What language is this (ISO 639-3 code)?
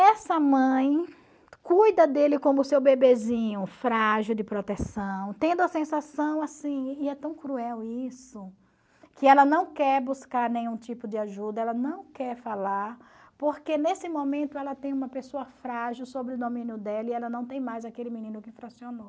por